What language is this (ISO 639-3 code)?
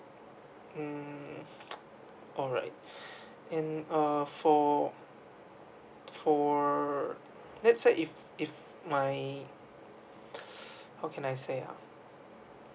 eng